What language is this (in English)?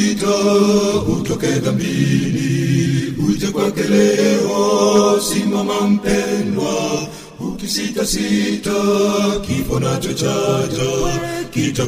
Swahili